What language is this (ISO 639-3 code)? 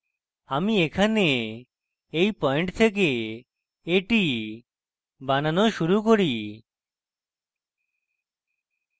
ben